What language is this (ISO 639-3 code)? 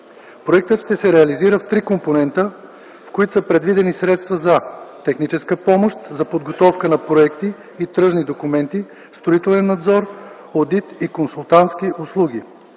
bul